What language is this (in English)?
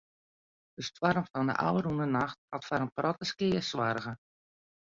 Western Frisian